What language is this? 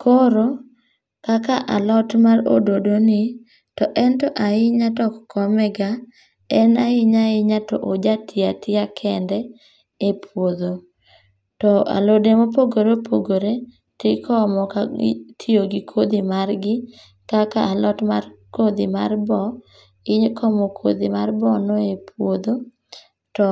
Luo (Kenya and Tanzania)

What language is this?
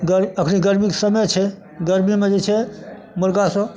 Maithili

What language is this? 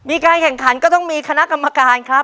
Thai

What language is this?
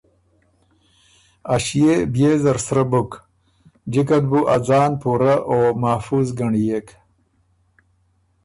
Ormuri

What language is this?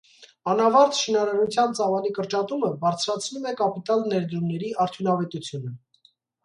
Armenian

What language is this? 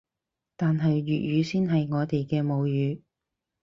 Cantonese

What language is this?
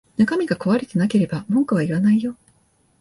Japanese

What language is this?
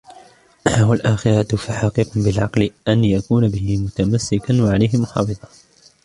Arabic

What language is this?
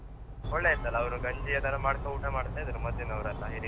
Kannada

